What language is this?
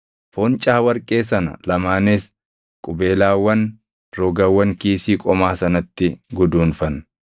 Oromo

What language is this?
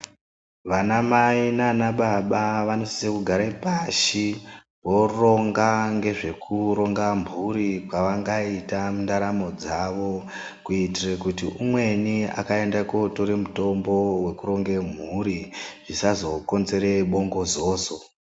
Ndau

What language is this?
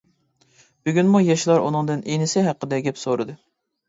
Uyghur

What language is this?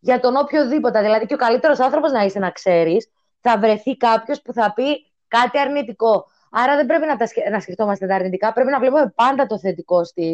Greek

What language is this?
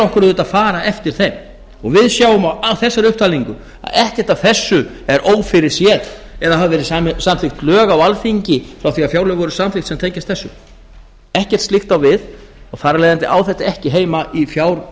Icelandic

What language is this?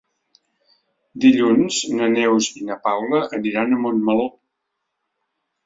Catalan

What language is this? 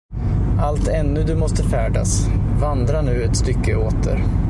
Swedish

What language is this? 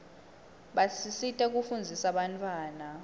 Swati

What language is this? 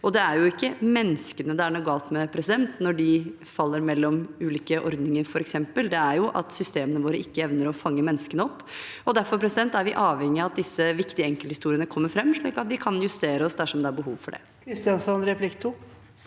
Norwegian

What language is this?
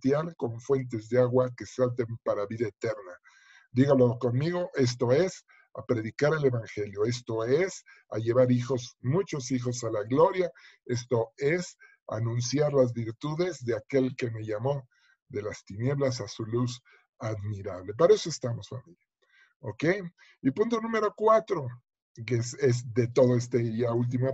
Spanish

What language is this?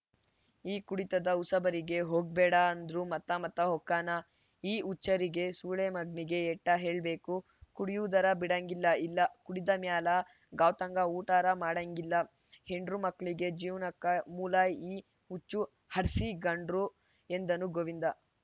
Kannada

